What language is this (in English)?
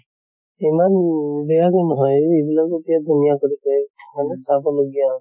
Assamese